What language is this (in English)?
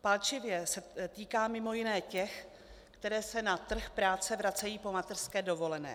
Czech